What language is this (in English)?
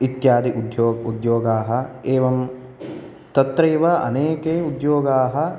Sanskrit